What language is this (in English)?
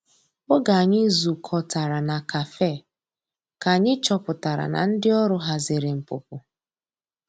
Igbo